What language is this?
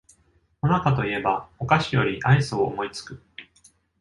Japanese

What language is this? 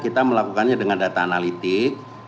Indonesian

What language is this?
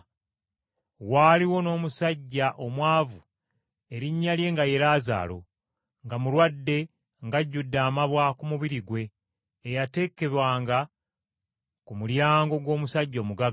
Ganda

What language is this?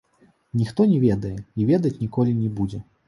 Belarusian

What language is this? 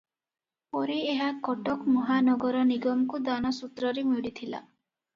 Odia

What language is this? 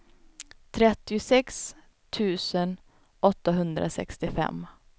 Swedish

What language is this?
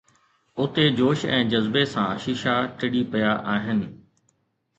Sindhi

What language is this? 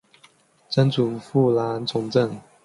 Chinese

